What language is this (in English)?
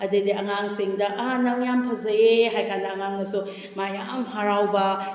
Manipuri